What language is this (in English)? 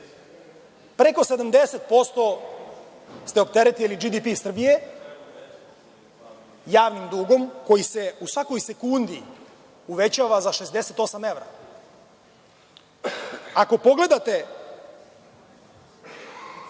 Serbian